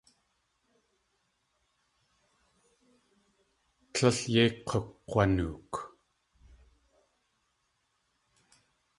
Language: Tlingit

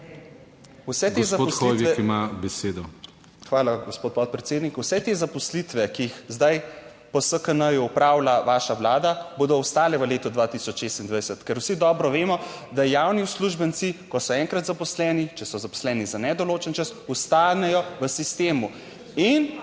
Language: Slovenian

